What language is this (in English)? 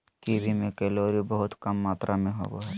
Magahi